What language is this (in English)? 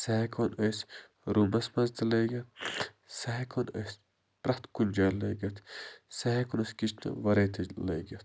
Kashmiri